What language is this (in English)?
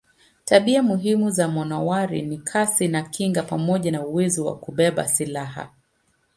Swahili